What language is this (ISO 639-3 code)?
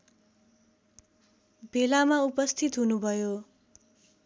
nep